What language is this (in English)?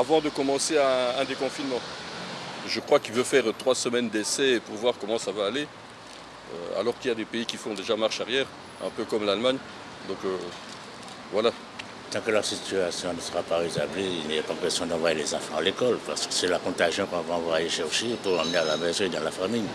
French